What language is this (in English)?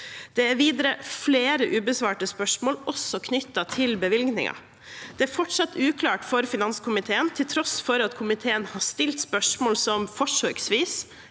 Norwegian